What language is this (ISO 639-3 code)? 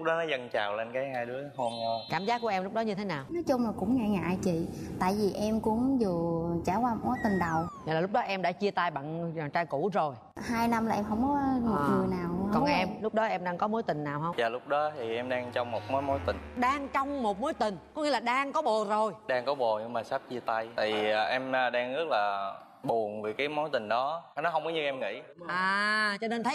vie